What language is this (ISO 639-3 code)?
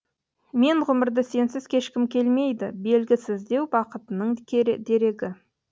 kaz